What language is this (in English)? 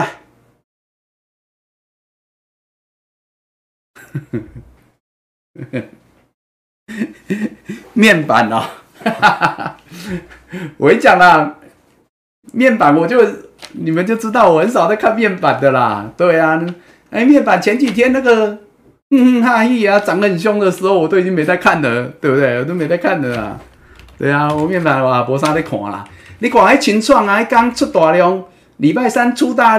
Chinese